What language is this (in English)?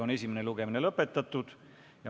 Estonian